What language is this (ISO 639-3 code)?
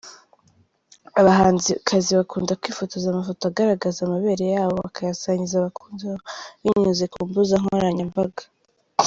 kin